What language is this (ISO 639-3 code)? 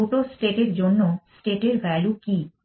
ben